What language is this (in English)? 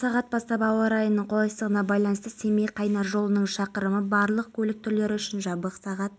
Kazakh